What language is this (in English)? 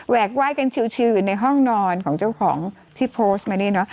Thai